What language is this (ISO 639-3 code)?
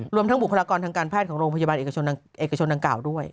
tha